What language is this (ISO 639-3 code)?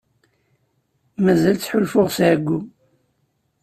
kab